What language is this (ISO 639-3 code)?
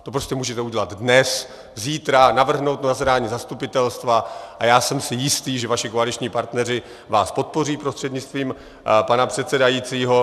ces